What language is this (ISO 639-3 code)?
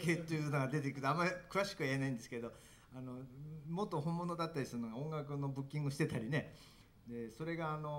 jpn